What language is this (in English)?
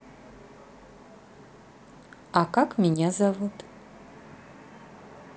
Russian